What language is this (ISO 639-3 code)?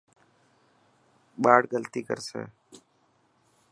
mki